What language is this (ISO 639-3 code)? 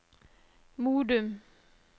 nor